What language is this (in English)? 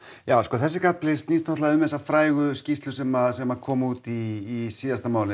Icelandic